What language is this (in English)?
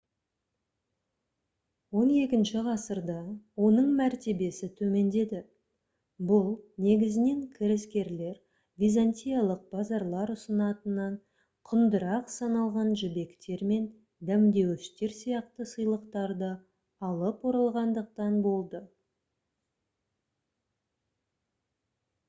Kazakh